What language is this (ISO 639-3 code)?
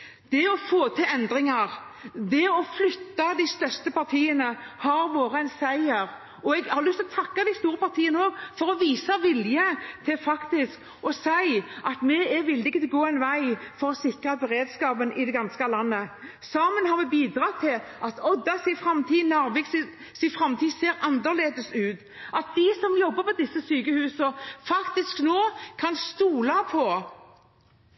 nob